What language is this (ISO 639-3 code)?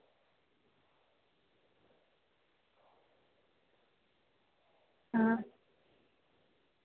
doi